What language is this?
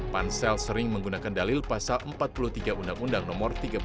Indonesian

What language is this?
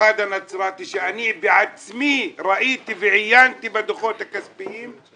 Hebrew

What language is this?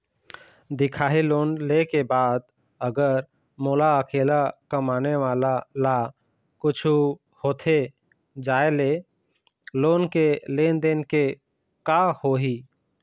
Chhattisgarhi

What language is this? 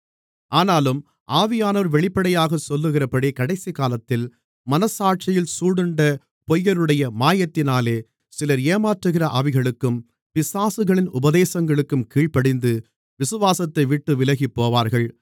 Tamil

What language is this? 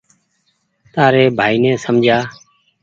Goaria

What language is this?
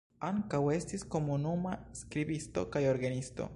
Esperanto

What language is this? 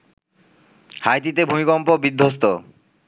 Bangla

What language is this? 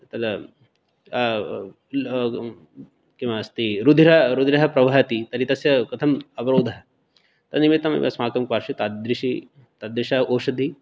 Sanskrit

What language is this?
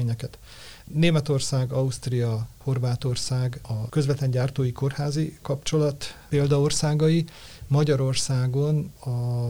Hungarian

